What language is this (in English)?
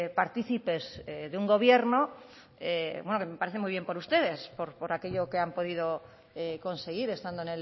Spanish